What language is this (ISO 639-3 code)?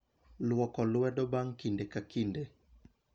luo